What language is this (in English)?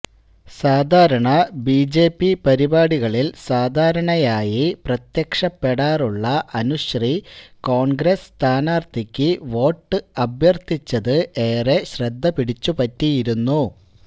Malayalam